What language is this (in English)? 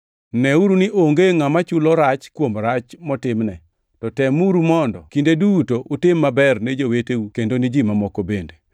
Luo (Kenya and Tanzania)